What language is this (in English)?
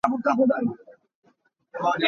Hakha Chin